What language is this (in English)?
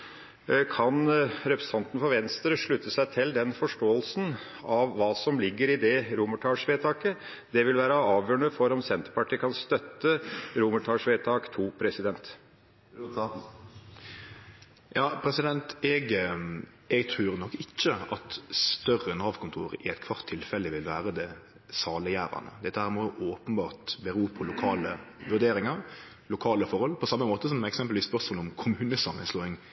Norwegian